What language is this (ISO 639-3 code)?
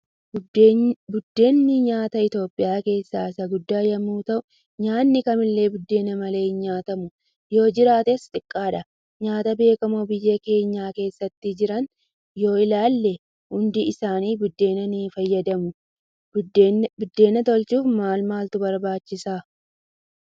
orm